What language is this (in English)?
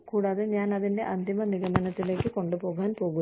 Malayalam